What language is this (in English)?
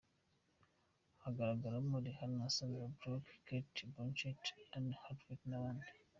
Kinyarwanda